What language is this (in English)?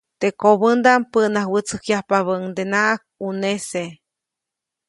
Copainalá Zoque